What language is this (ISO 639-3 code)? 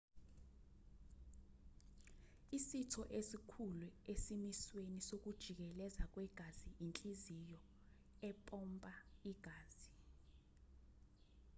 zul